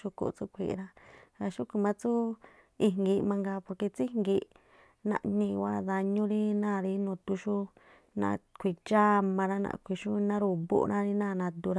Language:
Tlacoapa Me'phaa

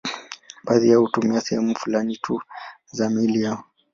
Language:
Swahili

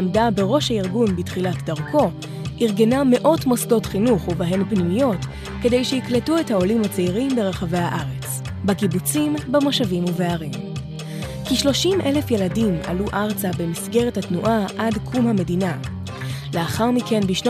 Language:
Hebrew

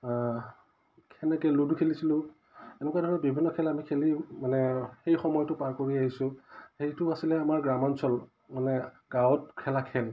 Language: Assamese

